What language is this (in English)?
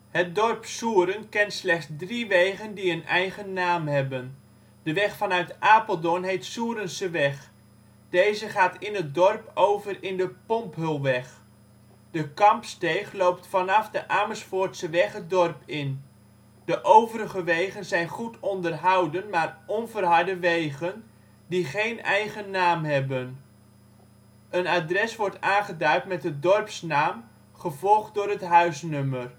Dutch